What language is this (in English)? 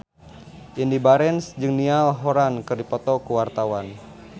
Sundanese